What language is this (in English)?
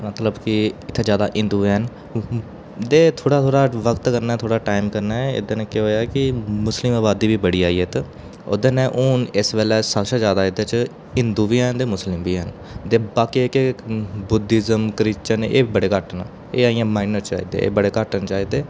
Dogri